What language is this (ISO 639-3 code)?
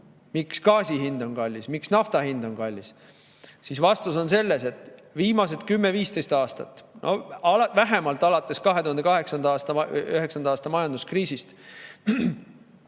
est